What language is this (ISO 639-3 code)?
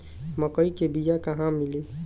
bho